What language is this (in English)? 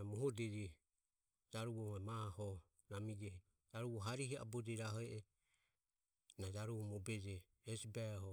Ömie